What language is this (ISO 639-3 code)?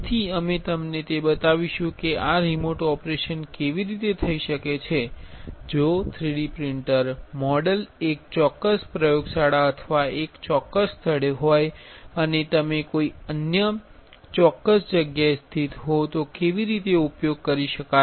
guj